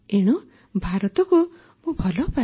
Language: Odia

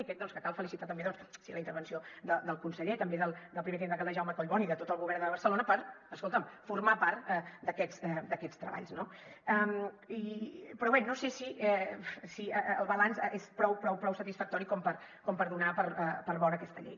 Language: Catalan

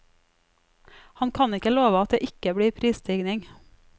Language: Norwegian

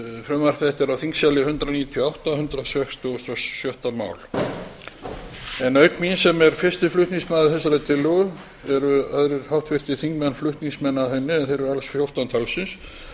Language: Icelandic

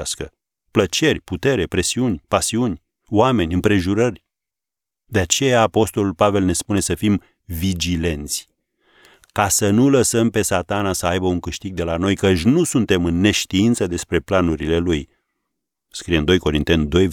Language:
Romanian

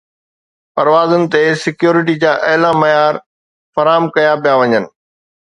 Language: Sindhi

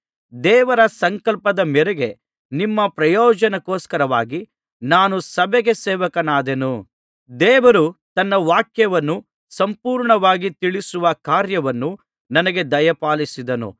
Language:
Kannada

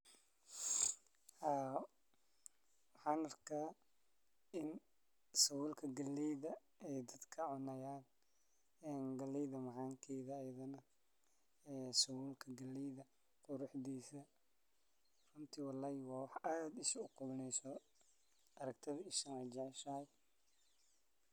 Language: Somali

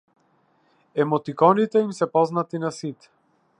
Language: Macedonian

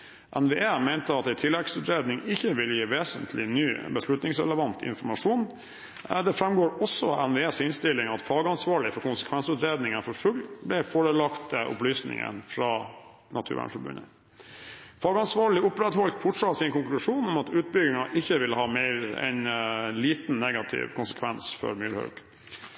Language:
Norwegian Bokmål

